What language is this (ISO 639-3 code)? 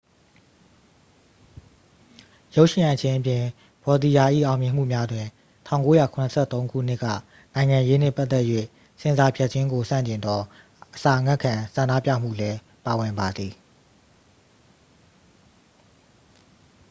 mya